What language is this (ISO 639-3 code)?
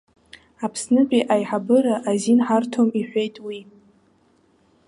abk